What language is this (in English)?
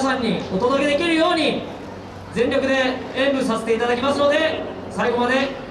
Japanese